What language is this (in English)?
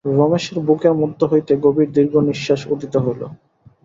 Bangla